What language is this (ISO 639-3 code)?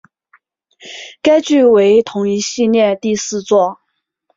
zho